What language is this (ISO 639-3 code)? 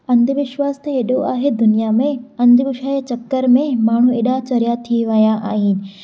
snd